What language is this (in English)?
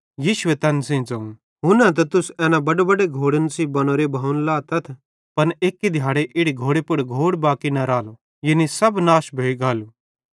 Bhadrawahi